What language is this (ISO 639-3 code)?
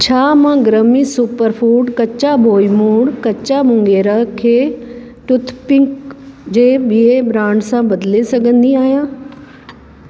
snd